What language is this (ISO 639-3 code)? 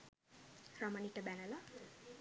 sin